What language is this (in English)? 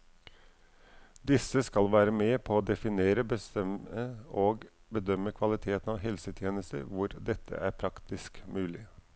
Norwegian